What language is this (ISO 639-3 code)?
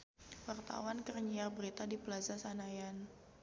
sun